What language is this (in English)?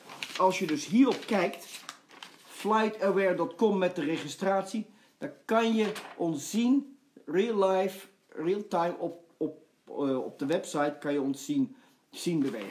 Dutch